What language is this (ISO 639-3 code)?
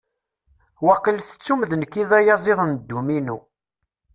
kab